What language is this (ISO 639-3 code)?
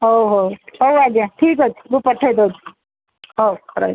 ori